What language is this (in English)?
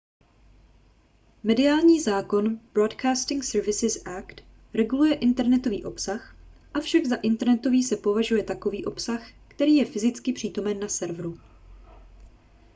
Czech